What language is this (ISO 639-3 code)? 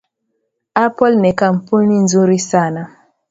swa